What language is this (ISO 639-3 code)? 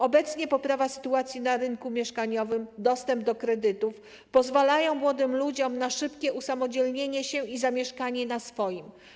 pol